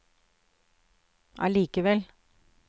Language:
Norwegian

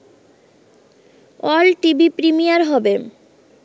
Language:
Bangla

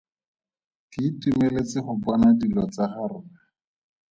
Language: Tswana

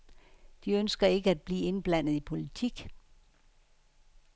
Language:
Danish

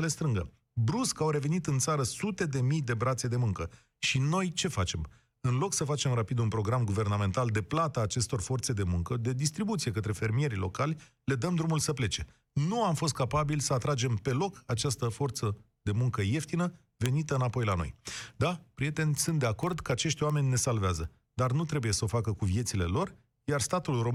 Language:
Romanian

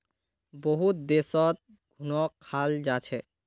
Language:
Magahi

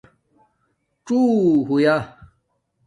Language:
Domaaki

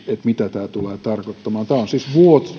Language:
Finnish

